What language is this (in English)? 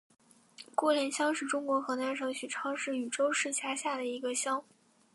Chinese